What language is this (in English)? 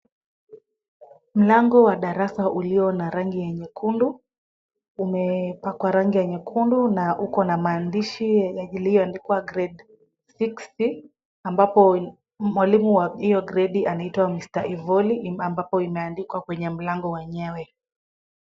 Swahili